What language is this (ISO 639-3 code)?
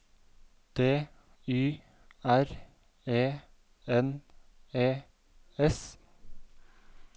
nor